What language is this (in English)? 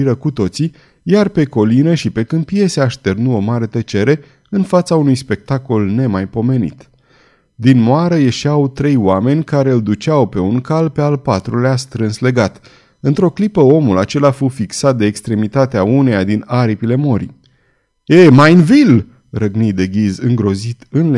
Romanian